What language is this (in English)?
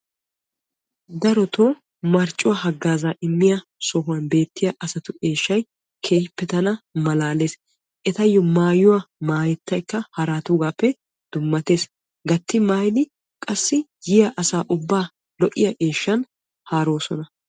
Wolaytta